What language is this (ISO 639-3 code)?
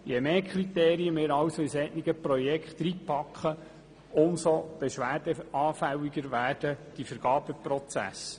gsw